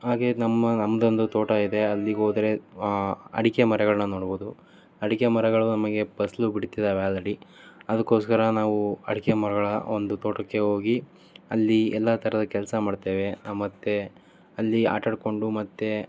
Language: Kannada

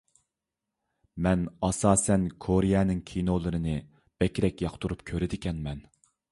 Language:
Uyghur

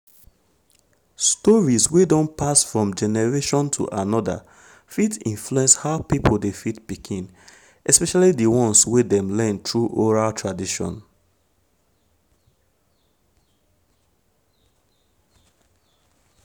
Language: Nigerian Pidgin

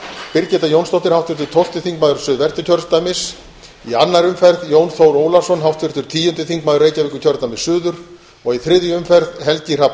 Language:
Icelandic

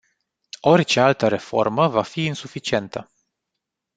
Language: Romanian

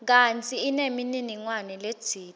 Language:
Swati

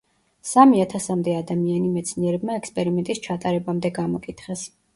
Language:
Georgian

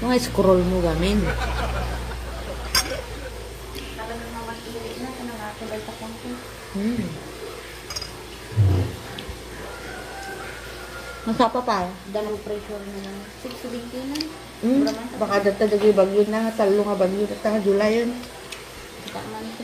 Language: Filipino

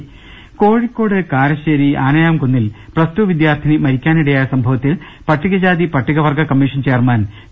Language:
Malayalam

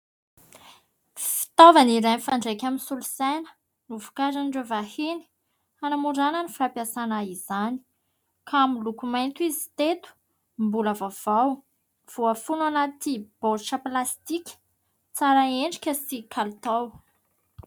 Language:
Malagasy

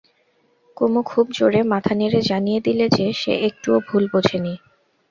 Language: Bangla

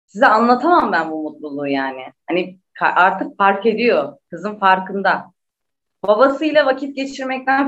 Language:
Turkish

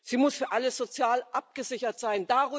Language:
German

